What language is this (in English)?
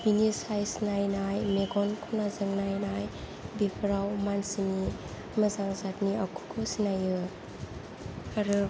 Bodo